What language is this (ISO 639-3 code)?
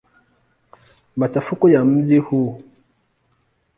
swa